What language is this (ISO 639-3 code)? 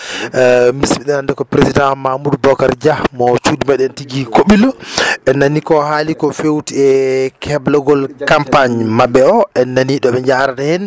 ful